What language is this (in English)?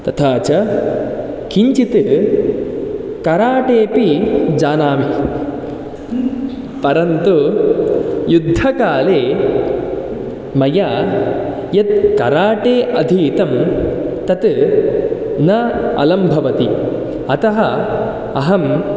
Sanskrit